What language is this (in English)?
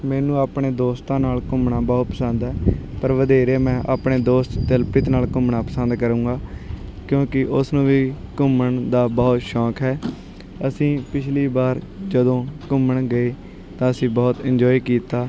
Punjabi